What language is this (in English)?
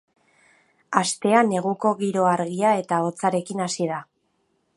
Basque